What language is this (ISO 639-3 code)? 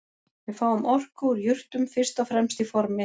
isl